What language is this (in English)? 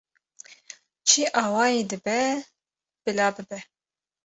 Kurdish